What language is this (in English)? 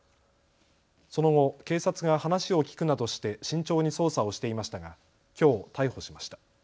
Japanese